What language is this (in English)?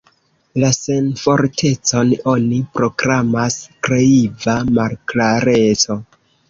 Esperanto